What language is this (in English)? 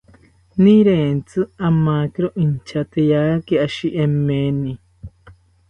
South Ucayali Ashéninka